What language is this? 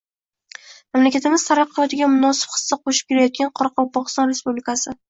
Uzbek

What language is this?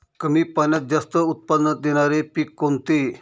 Marathi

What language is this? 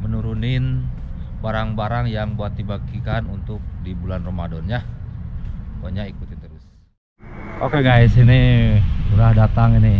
Indonesian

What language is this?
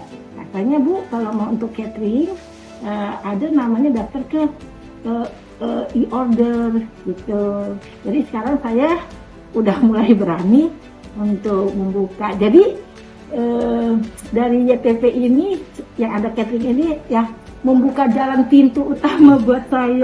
Indonesian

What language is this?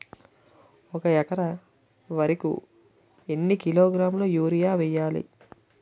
Telugu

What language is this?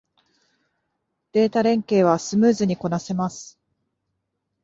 Japanese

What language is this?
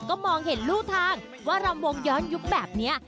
Thai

